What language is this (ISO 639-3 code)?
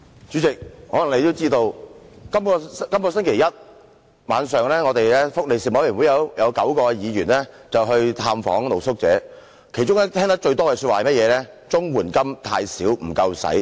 yue